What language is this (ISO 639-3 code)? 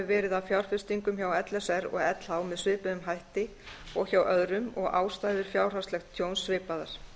isl